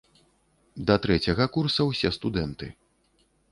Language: Belarusian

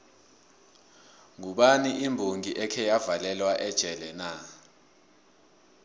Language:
South Ndebele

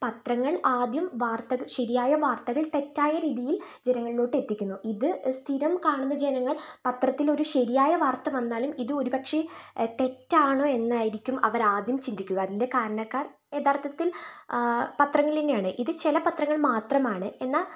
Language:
Malayalam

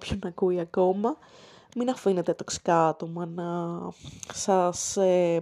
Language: Greek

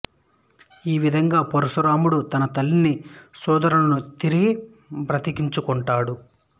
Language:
Telugu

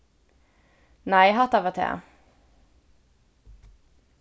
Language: Faroese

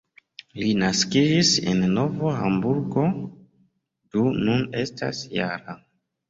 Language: Esperanto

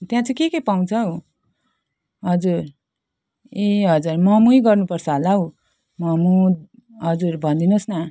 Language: Nepali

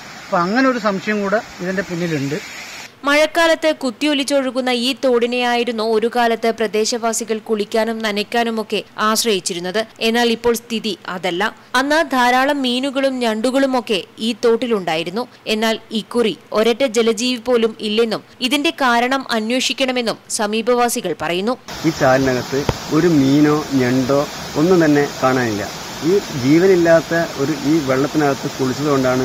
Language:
Malayalam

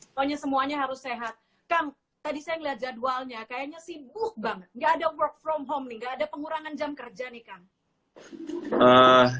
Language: Indonesian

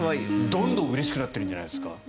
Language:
Japanese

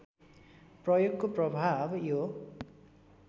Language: Nepali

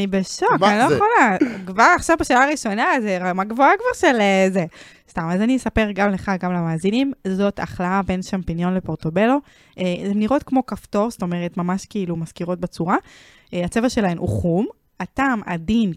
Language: Hebrew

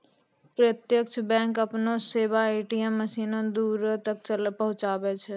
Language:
Maithili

